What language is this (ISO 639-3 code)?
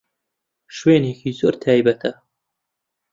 ckb